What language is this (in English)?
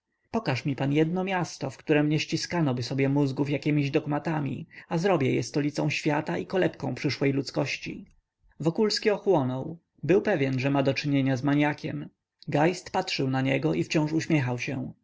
Polish